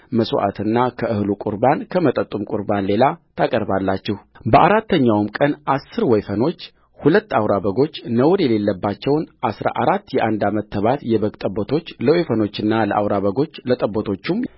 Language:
Amharic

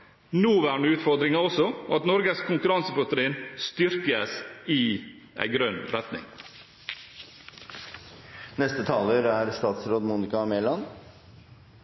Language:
Norwegian Bokmål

